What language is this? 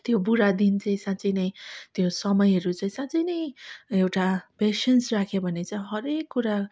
Nepali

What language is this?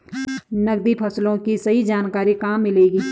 Hindi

